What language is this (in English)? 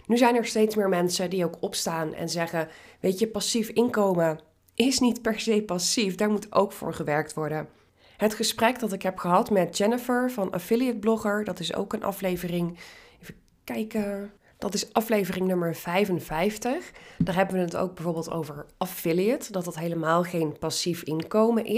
Dutch